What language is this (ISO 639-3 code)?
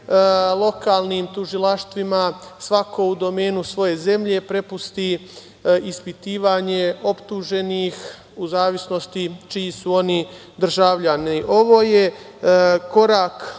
srp